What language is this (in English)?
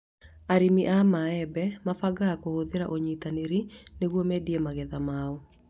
Kikuyu